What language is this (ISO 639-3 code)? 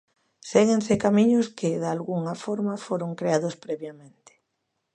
glg